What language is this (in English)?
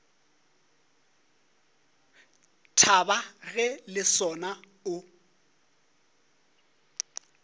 Northern Sotho